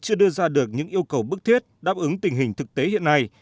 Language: Vietnamese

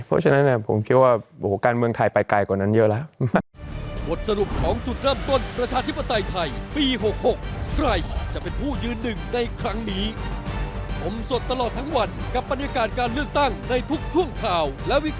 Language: Thai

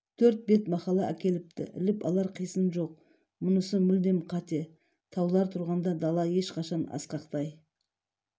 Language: Kazakh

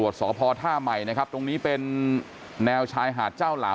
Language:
Thai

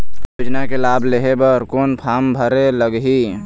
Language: Chhattisgarhi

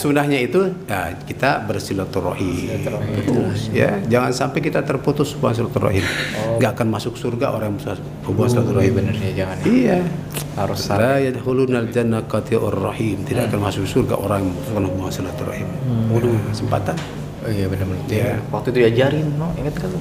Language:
Indonesian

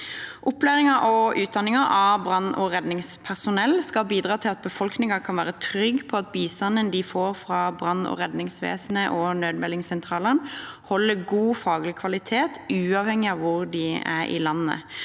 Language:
Norwegian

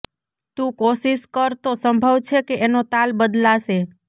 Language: Gujarati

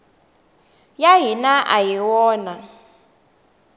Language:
Tsonga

